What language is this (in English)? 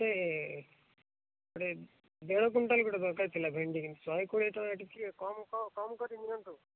Odia